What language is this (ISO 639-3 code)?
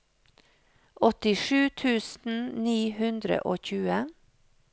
nor